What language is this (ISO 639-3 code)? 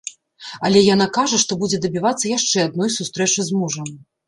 bel